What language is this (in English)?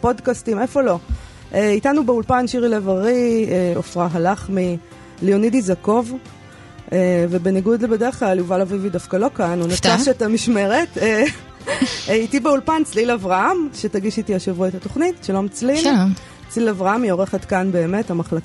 Hebrew